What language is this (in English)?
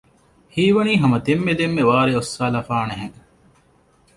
Divehi